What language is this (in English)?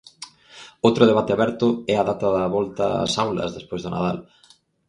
Galician